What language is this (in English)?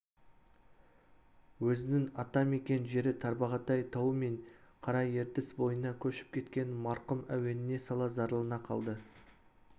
Kazakh